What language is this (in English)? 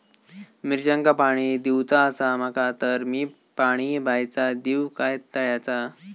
Marathi